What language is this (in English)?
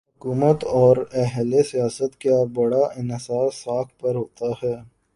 Urdu